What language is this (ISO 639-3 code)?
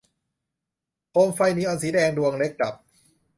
tha